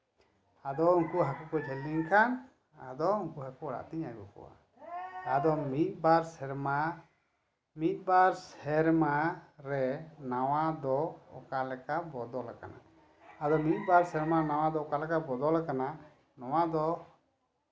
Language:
Santali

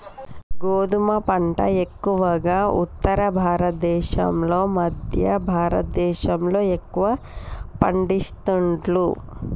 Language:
Telugu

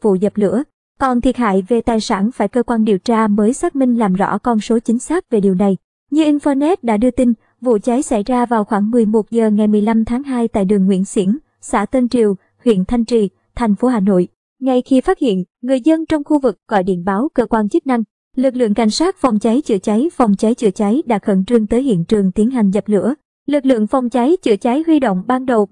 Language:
Vietnamese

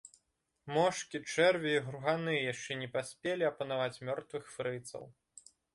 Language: Belarusian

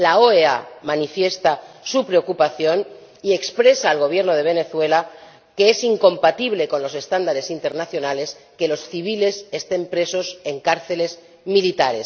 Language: Spanish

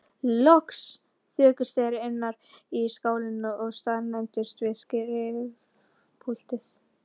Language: Icelandic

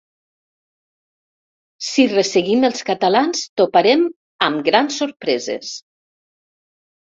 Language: Catalan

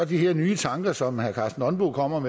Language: Danish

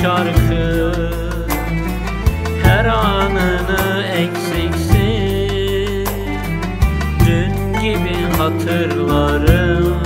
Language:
Turkish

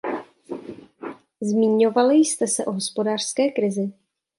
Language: Czech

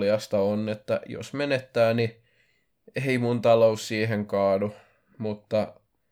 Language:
Finnish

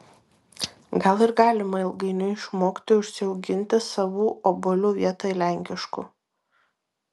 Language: Lithuanian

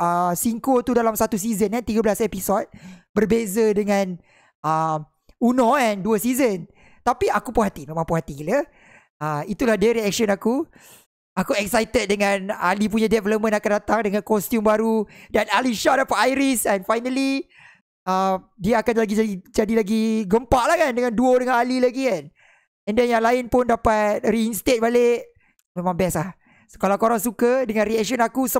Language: Malay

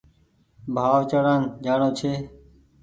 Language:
Goaria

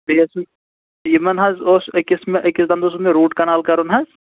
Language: Kashmiri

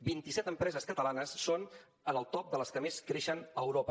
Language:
Catalan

